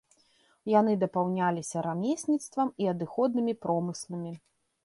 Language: Belarusian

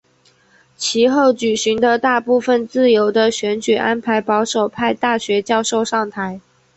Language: Chinese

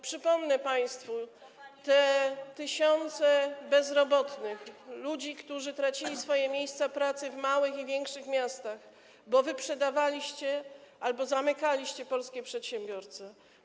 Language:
Polish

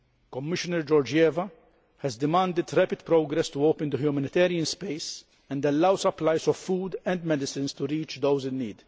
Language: English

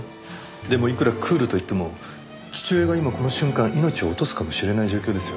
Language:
Japanese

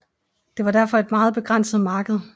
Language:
Danish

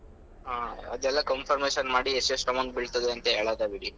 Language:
Kannada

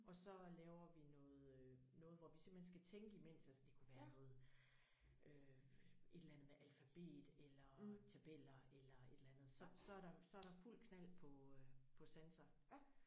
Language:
Danish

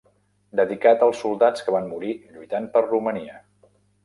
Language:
Catalan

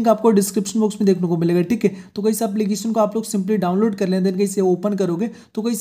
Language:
Hindi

